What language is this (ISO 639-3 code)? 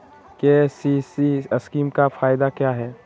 mag